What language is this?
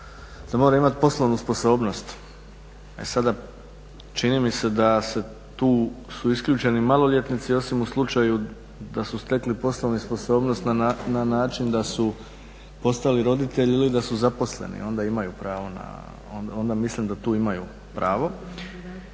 Croatian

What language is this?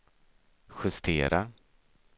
Swedish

